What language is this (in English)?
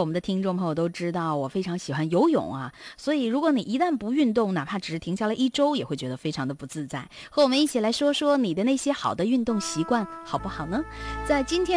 Chinese